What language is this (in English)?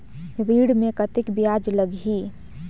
Chhattisgarhi